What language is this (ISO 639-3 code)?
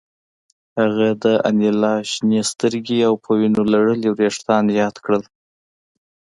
pus